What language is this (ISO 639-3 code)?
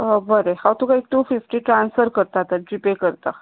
kok